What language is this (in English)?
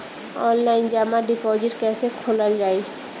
Bhojpuri